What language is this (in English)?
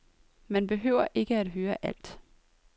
Danish